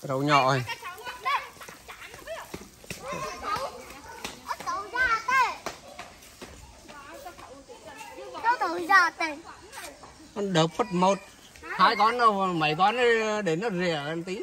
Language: Vietnamese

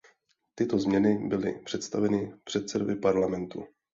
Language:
Czech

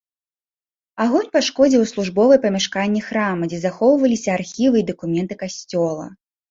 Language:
Belarusian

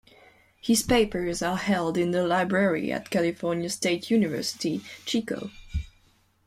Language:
English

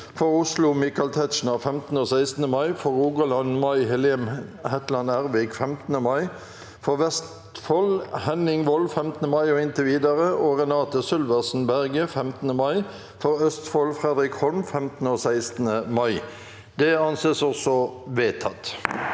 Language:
Norwegian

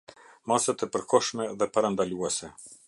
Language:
Albanian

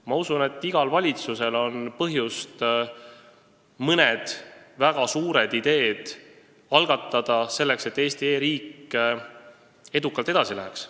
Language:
Estonian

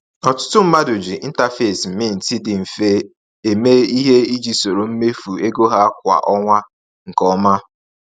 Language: Igbo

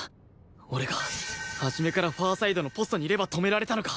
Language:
Japanese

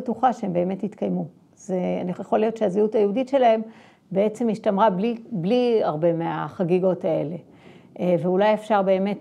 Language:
Hebrew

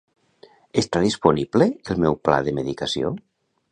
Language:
Catalan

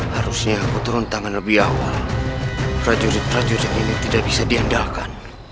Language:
Indonesian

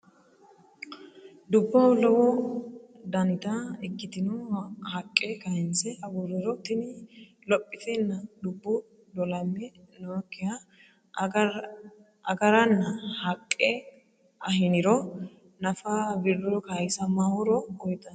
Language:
Sidamo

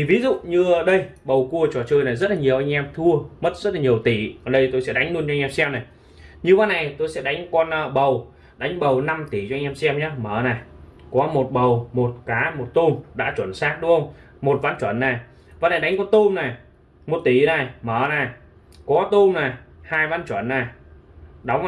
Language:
Vietnamese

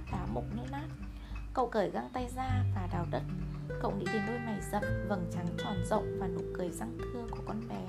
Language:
Vietnamese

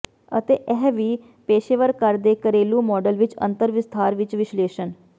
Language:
Punjabi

